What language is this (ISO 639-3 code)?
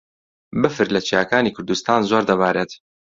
ckb